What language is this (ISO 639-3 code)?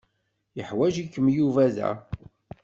kab